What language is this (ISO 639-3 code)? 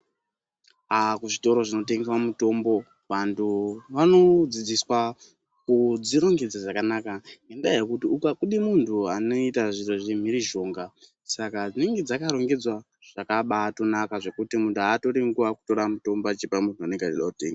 ndc